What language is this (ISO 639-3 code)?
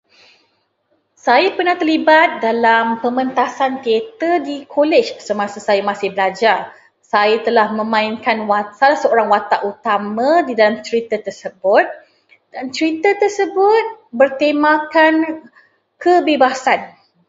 msa